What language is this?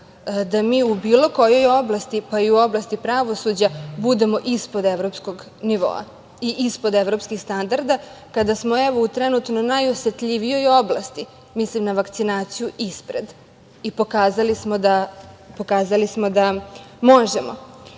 Serbian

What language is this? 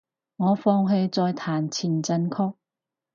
Cantonese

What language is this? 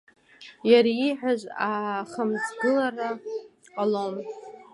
Abkhazian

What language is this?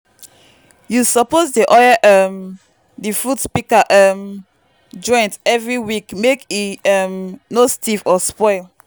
Nigerian Pidgin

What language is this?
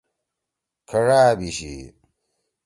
Torwali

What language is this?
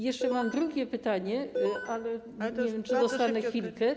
Polish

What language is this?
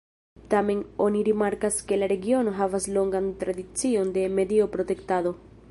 Esperanto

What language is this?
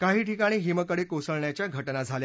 Marathi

